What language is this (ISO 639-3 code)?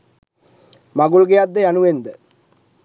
sin